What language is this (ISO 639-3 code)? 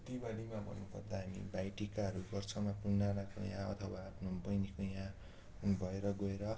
nep